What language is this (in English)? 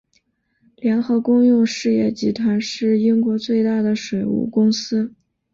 Chinese